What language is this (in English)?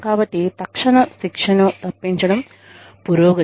Telugu